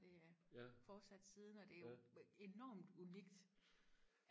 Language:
Danish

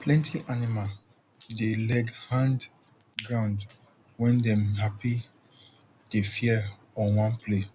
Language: Nigerian Pidgin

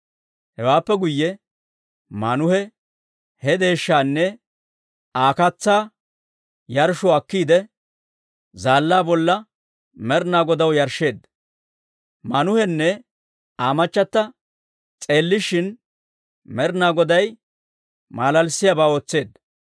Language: Dawro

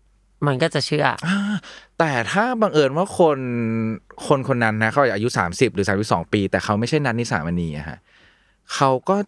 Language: Thai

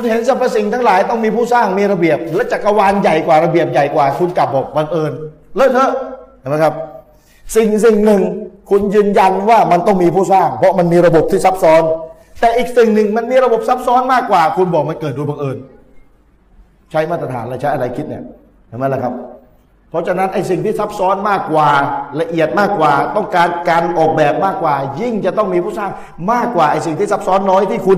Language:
Thai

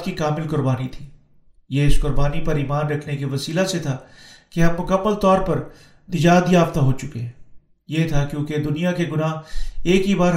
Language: Urdu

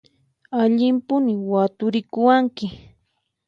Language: Puno Quechua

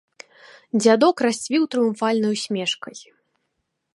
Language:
Belarusian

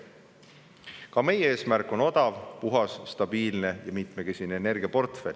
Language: Estonian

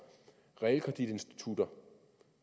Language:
Danish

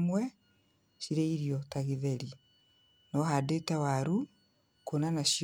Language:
Kikuyu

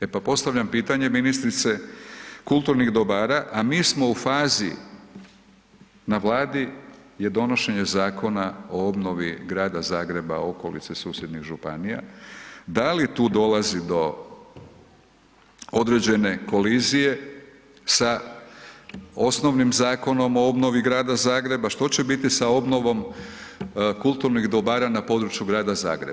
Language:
Croatian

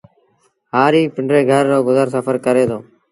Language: Sindhi Bhil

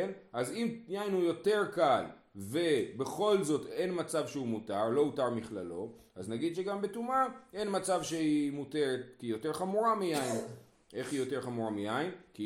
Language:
Hebrew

